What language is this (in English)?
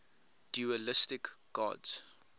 English